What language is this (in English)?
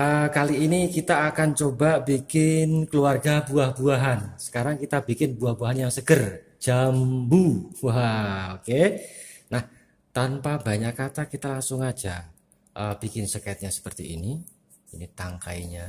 Indonesian